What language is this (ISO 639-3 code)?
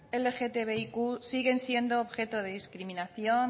spa